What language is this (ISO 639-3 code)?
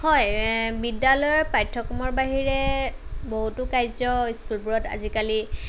asm